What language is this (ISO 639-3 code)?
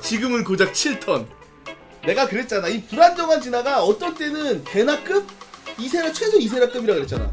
kor